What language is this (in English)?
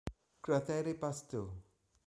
Italian